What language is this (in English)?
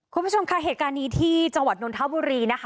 Thai